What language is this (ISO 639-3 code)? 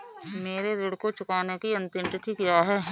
hin